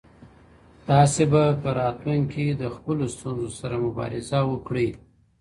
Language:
Pashto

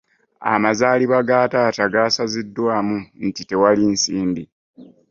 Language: Ganda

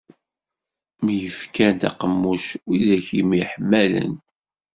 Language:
Kabyle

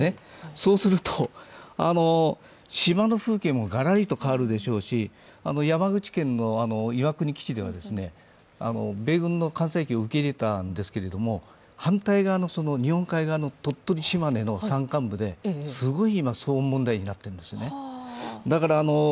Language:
Japanese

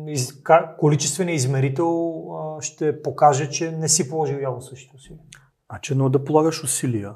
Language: Bulgarian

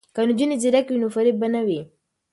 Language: Pashto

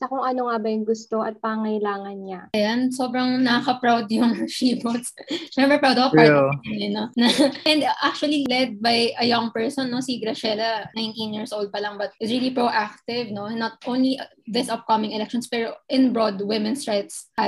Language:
Filipino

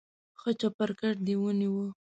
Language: Pashto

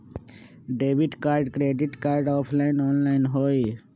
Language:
Magahi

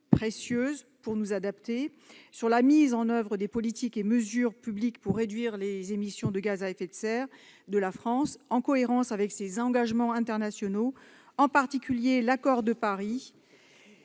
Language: French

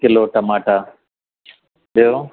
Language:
Sindhi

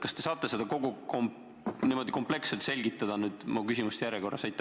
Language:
Estonian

